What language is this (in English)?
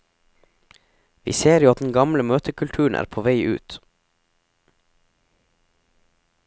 Norwegian